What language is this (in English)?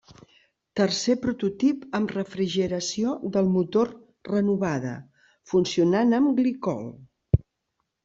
Catalan